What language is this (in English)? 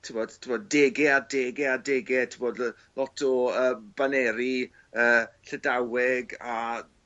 Welsh